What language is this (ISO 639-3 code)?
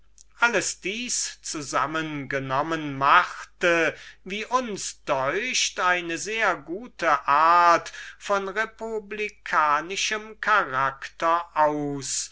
deu